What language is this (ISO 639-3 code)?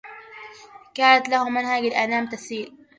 ara